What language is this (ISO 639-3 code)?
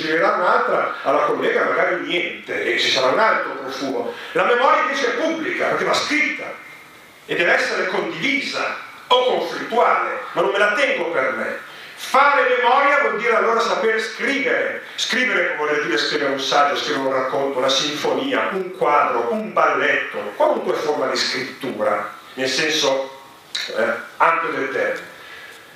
ita